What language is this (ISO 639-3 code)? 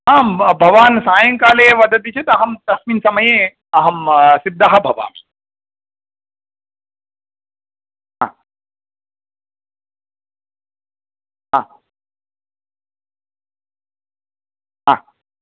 san